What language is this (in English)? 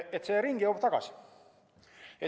Estonian